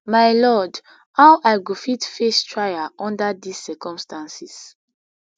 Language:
Nigerian Pidgin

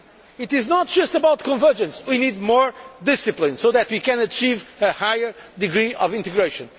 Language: English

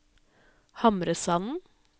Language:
Norwegian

